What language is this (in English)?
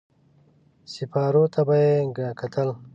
Pashto